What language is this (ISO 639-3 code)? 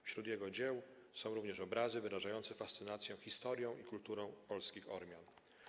pol